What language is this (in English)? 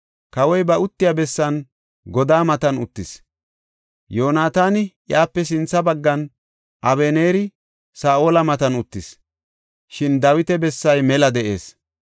Gofa